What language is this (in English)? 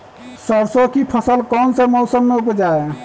Magahi